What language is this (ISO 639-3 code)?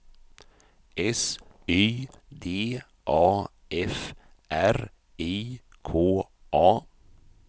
swe